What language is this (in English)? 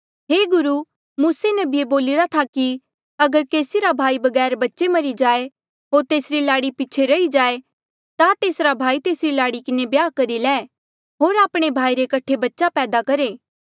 Mandeali